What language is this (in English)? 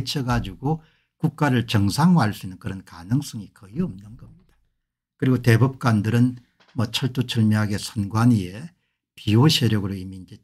Korean